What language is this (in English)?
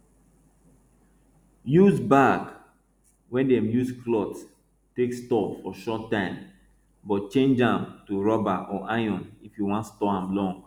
Nigerian Pidgin